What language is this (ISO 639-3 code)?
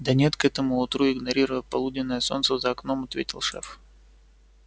rus